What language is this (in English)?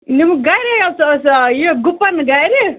Kashmiri